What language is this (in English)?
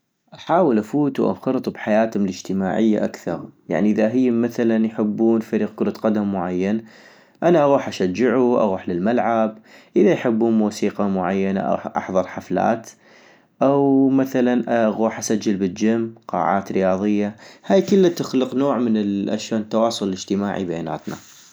North Mesopotamian Arabic